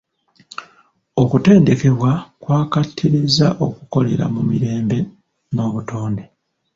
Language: Ganda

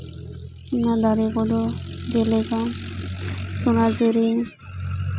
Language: Santali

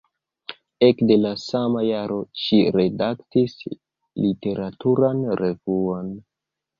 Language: Esperanto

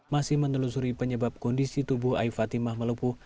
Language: Indonesian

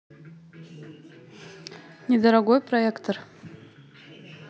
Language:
Russian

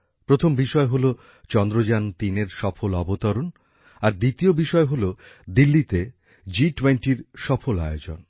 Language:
Bangla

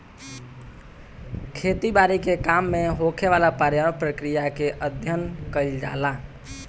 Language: Bhojpuri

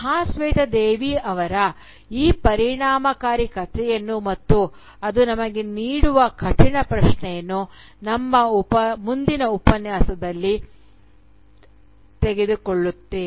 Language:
Kannada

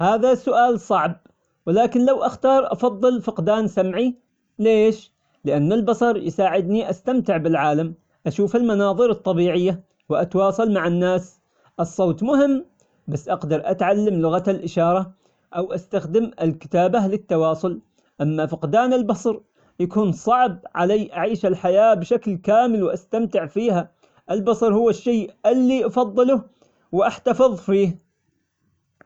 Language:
Omani Arabic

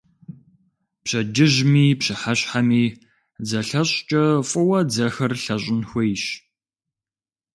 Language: Kabardian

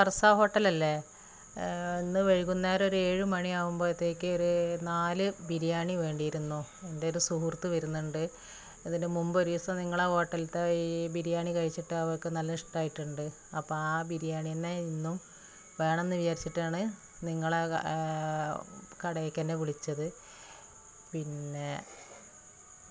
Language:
Malayalam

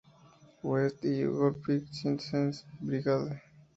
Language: Spanish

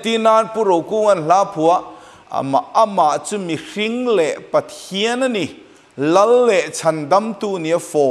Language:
Thai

